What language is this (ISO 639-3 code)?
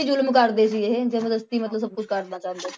pan